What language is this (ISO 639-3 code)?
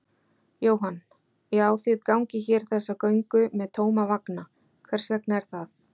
isl